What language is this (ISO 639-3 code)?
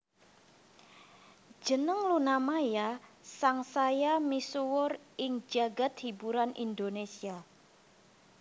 jav